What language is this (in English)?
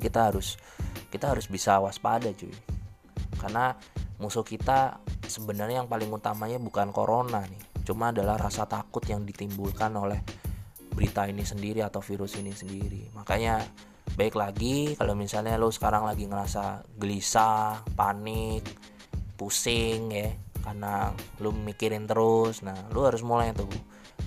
Indonesian